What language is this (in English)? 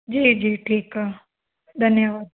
Sindhi